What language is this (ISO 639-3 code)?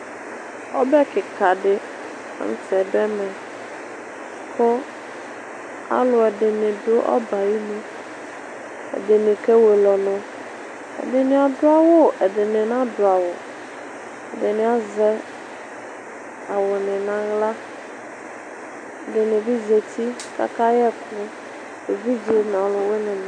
kpo